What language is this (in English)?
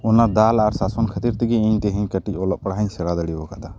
Santali